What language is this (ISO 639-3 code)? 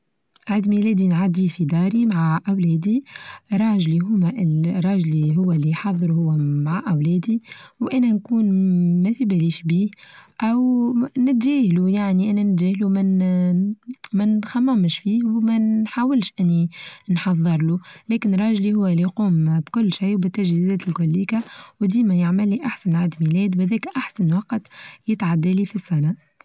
aeb